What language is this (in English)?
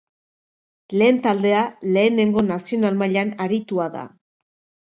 Basque